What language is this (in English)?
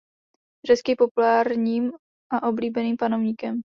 Czech